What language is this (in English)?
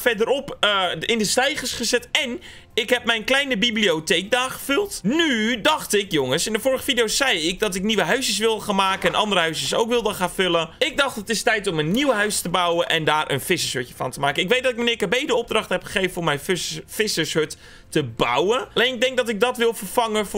Dutch